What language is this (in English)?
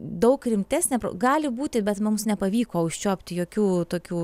Lithuanian